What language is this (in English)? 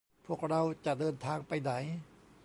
Thai